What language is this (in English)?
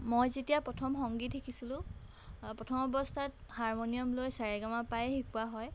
Assamese